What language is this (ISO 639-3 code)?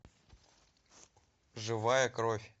rus